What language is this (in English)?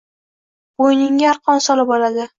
Uzbek